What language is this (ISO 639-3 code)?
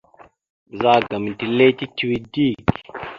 mxu